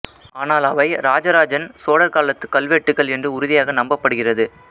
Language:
Tamil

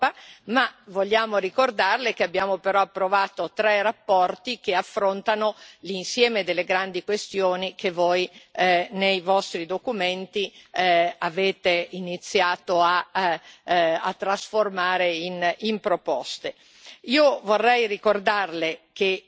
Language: Italian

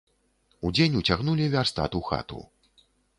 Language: Belarusian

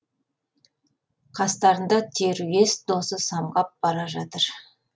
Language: Kazakh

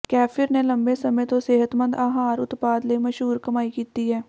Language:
Punjabi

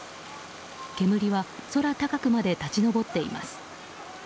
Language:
Japanese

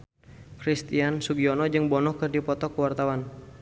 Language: Sundanese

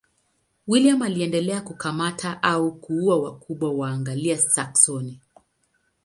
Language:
Swahili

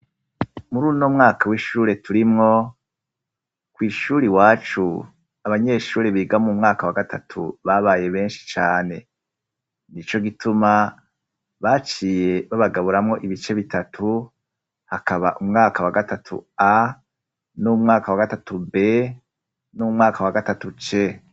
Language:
Rundi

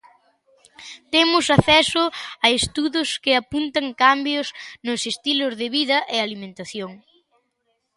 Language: Galician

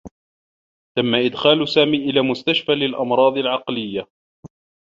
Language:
Arabic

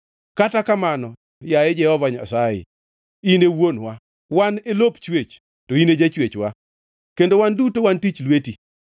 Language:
Luo (Kenya and Tanzania)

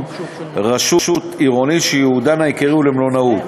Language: Hebrew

